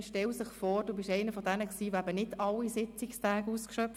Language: Swiss German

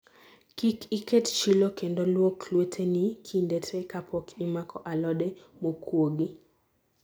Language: Luo (Kenya and Tanzania)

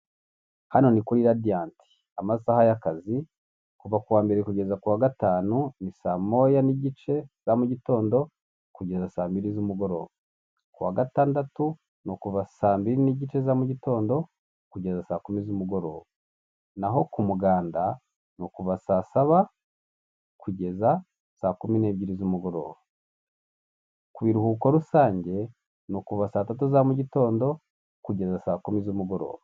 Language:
Kinyarwanda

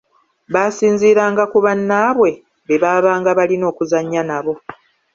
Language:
Ganda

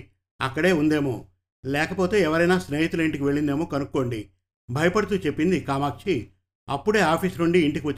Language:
Telugu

